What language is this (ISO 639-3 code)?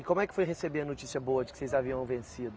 por